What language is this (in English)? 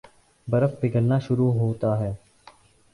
Urdu